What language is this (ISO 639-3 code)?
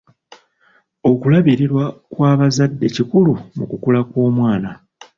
lug